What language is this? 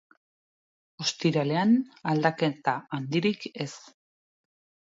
Basque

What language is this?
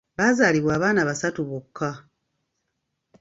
Ganda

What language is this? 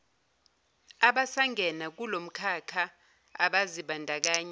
Zulu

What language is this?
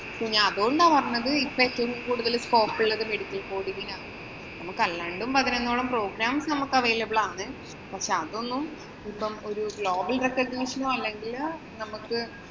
Malayalam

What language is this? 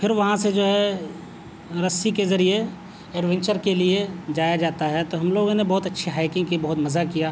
Urdu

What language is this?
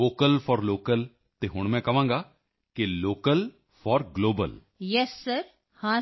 Punjabi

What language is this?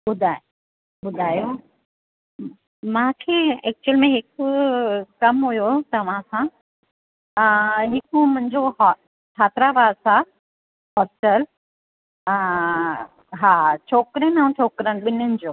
Sindhi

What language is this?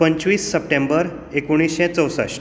Konkani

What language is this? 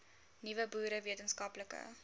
Afrikaans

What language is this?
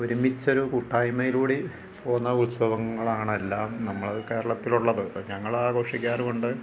Malayalam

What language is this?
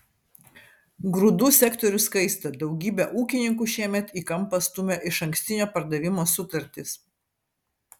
Lithuanian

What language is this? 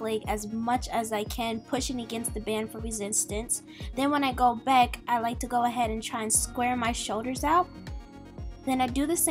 English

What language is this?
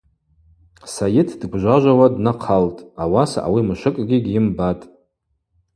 Abaza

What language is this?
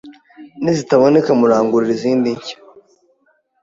Kinyarwanda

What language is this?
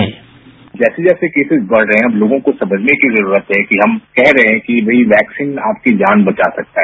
Hindi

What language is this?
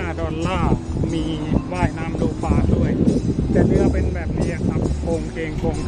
Thai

